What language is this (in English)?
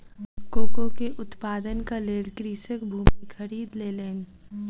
Maithili